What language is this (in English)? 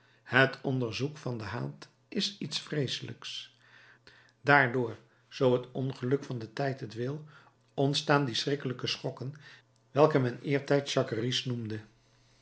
Dutch